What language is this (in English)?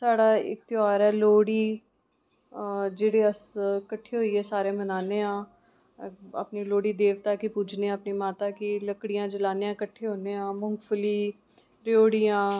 Dogri